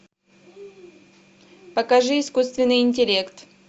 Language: Russian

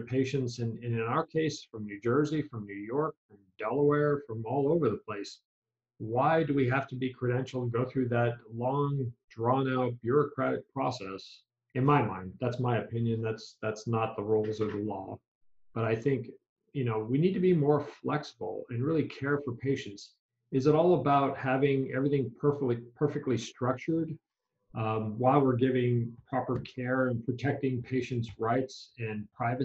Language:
English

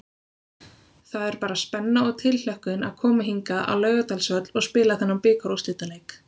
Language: Icelandic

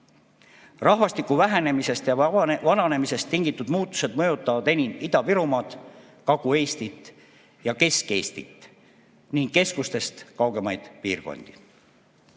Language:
Estonian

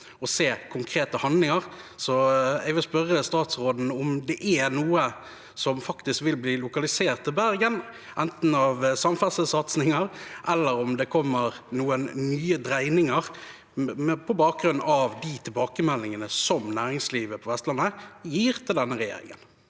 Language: Norwegian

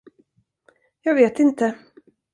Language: Swedish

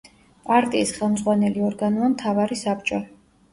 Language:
Georgian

